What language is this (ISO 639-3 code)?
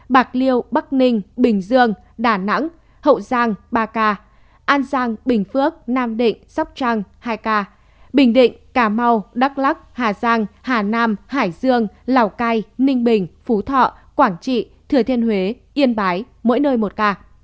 vie